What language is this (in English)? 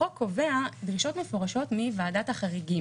Hebrew